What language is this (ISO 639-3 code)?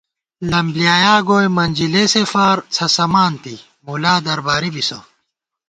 gwt